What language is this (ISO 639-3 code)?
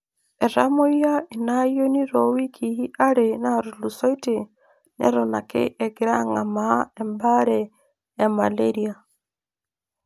mas